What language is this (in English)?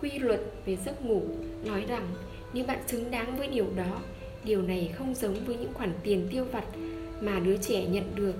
Vietnamese